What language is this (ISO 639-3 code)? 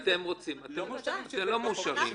heb